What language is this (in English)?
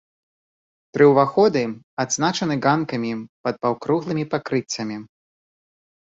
Belarusian